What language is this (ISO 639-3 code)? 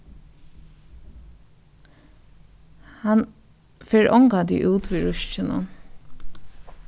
fao